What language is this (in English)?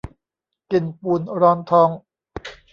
Thai